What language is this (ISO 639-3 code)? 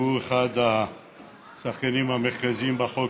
heb